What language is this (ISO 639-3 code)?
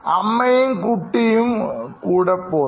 mal